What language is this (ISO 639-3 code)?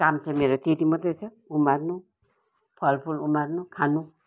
nep